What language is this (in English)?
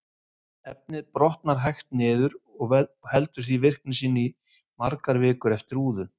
Icelandic